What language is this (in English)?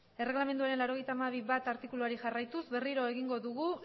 Basque